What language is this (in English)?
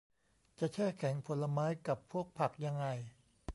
Thai